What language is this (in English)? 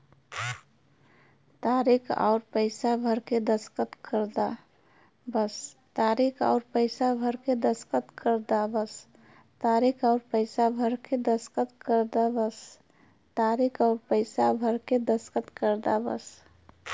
Bhojpuri